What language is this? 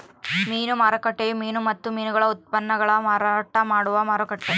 Kannada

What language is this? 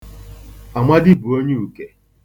Igbo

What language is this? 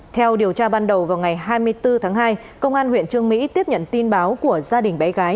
Vietnamese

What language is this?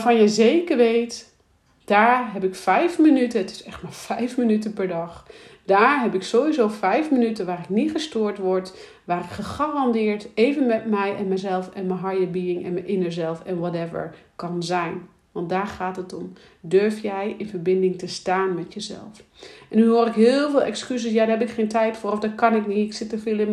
Dutch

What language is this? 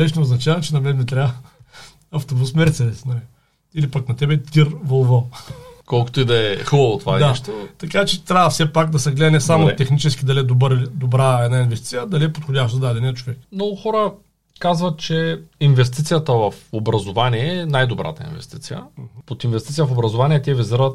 Bulgarian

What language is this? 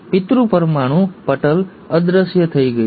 Gujarati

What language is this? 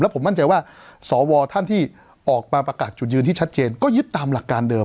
Thai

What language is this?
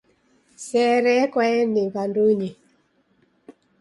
Taita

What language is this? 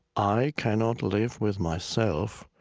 English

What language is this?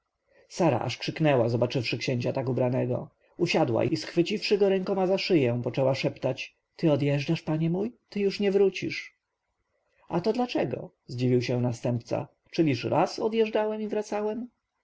Polish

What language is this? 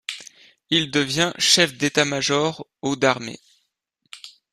French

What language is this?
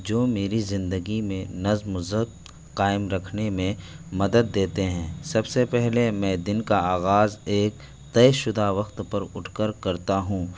Urdu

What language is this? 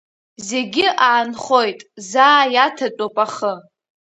Abkhazian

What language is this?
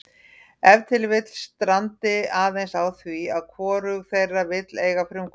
Icelandic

